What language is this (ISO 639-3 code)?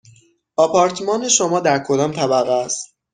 fas